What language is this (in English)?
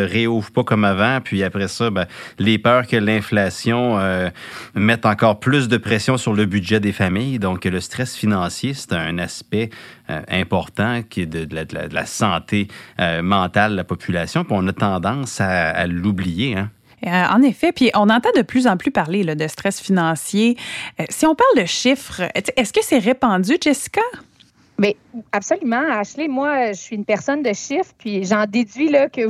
French